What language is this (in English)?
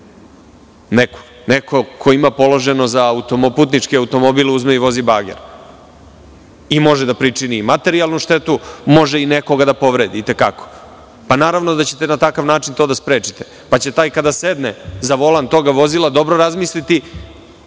Serbian